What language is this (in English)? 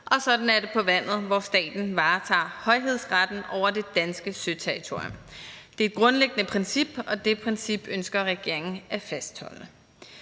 Danish